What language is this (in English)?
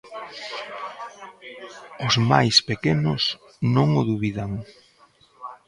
Galician